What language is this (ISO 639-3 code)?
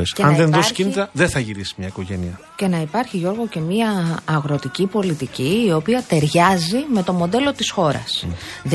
ell